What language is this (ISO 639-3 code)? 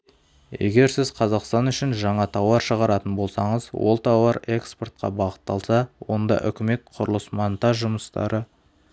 kaz